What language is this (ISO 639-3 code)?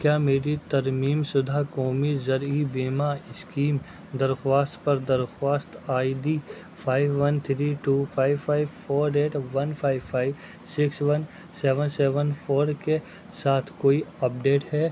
urd